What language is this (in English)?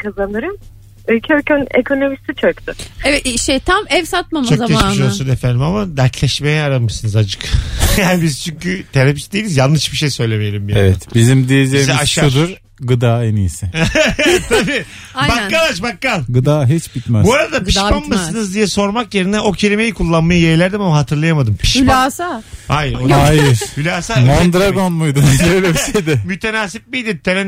Turkish